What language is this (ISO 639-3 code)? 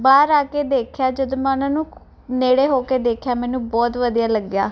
pan